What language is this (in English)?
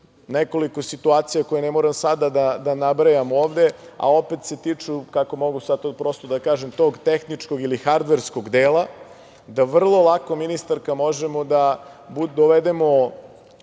Serbian